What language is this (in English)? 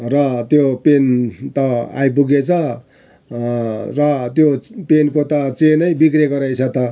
Nepali